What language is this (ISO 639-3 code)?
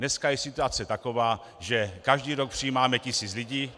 ces